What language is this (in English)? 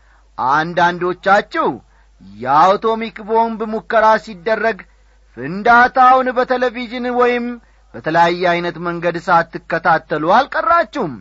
Amharic